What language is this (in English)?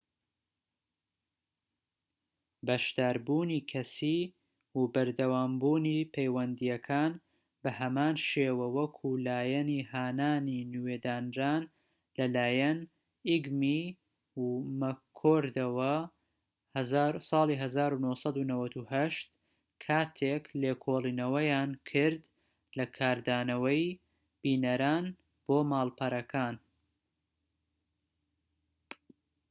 Central Kurdish